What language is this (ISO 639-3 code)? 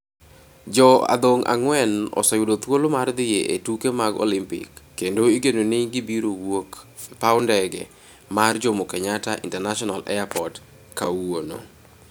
luo